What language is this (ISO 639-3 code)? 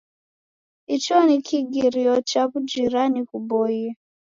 dav